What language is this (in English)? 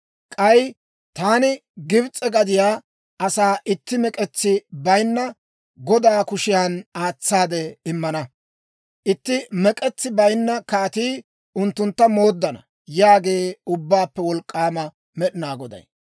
Dawro